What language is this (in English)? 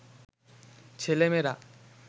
Bangla